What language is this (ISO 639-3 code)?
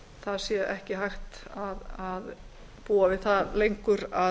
isl